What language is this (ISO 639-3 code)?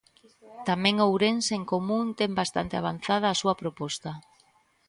glg